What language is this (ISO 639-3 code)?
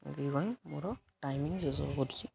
ori